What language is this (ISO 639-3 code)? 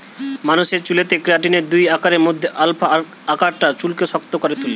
ben